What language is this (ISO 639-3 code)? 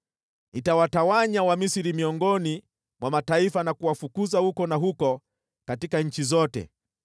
swa